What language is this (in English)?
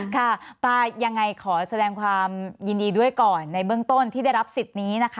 Thai